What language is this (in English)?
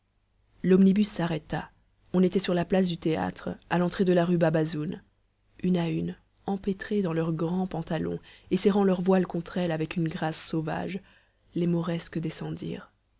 French